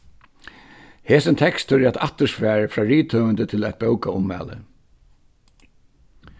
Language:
Faroese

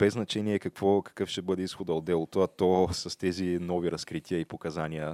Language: Bulgarian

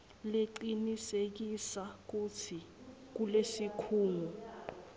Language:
Swati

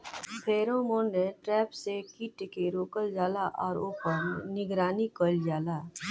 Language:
Bhojpuri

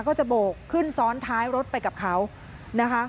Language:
Thai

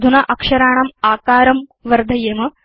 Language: Sanskrit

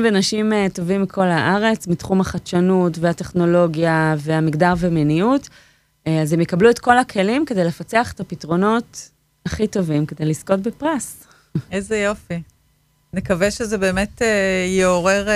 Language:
Hebrew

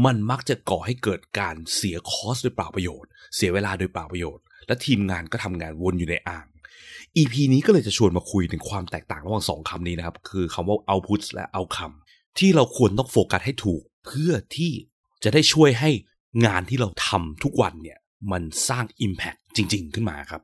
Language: Thai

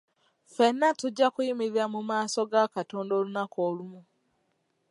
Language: Ganda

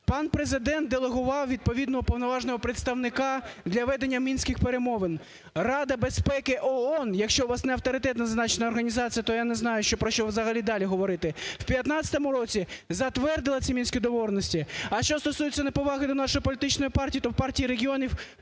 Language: Ukrainian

